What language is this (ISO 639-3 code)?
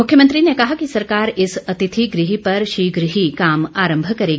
hin